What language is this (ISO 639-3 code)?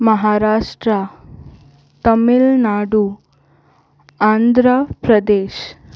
kok